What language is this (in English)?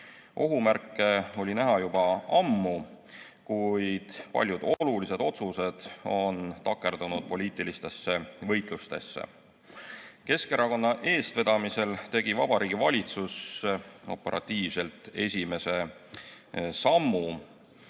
Estonian